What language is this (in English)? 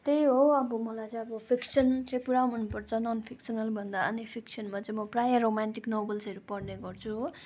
Nepali